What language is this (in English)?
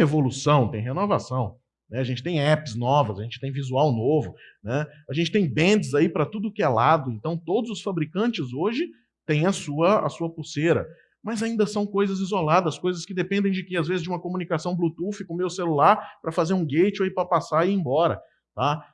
Portuguese